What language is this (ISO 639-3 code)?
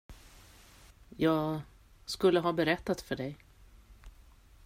swe